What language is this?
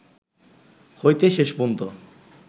Bangla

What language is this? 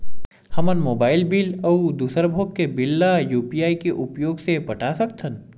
Chhattisgarhi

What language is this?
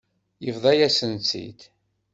Kabyle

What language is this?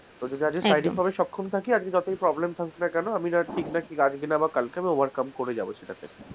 Bangla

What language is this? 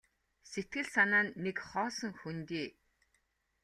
Mongolian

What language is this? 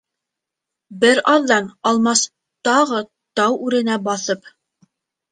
Bashkir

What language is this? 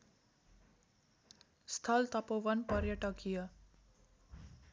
Nepali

